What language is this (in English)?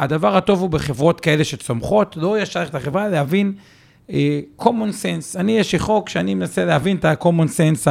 Hebrew